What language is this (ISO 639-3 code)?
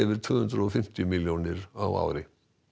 isl